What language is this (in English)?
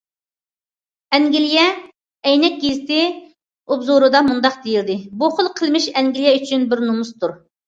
Uyghur